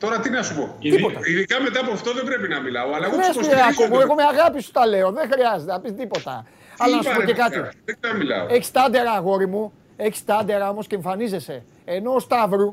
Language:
Greek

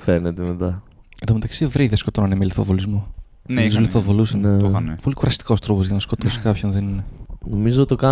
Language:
Greek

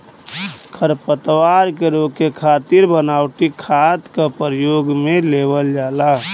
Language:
Bhojpuri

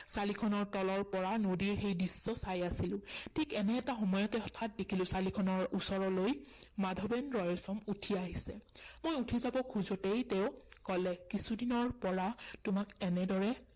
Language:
Assamese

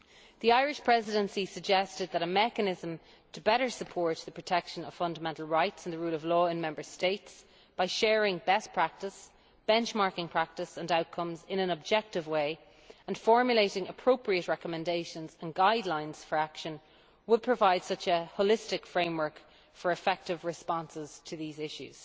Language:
English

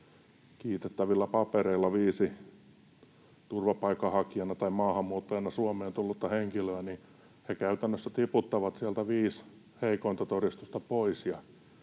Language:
Finnish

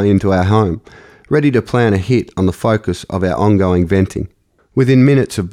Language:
English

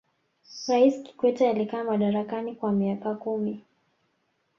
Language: Swahili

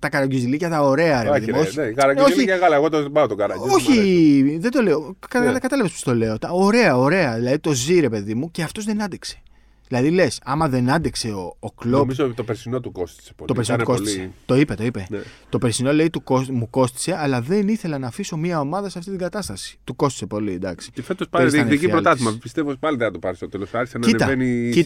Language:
Greek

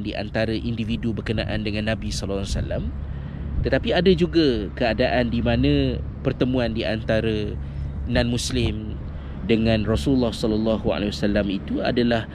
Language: Malay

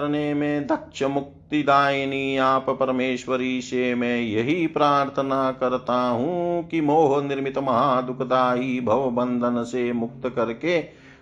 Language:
Hindi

